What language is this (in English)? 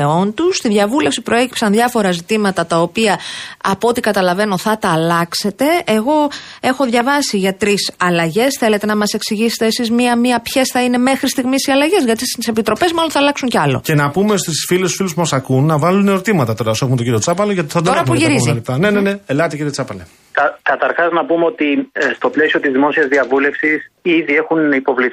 Greek